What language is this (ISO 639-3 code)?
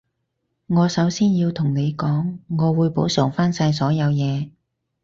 yue